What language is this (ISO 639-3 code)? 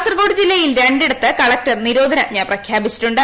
mal